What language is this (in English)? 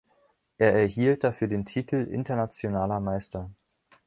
German